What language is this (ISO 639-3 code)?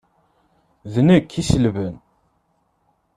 kab